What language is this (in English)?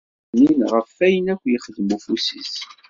Kabyle